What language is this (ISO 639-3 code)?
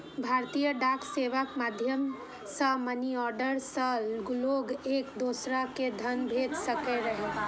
mai